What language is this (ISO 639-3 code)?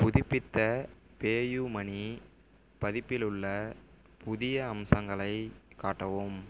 tam